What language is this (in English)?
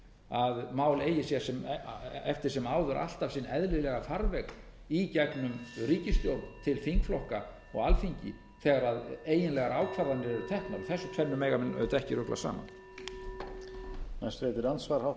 Icelandic